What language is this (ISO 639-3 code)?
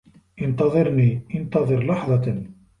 ara